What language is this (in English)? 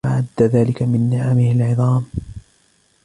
Arabic